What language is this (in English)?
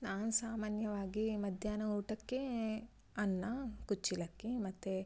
Kannada